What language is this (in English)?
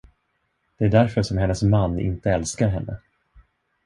Swedish